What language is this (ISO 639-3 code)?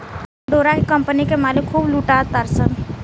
bho